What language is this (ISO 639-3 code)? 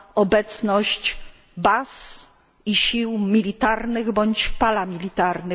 pol